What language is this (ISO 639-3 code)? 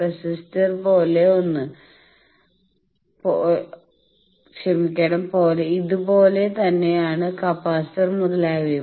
mal